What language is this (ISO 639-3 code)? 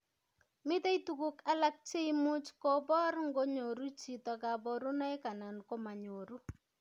kln